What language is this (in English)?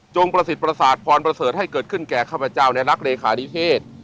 Thai